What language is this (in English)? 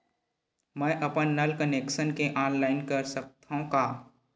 Chhattisgarhi